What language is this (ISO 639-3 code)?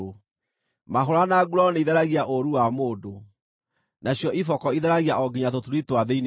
kik